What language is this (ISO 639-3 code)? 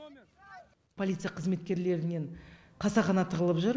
kaz